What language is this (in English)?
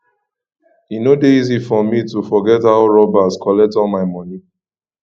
Nigerian Pidgin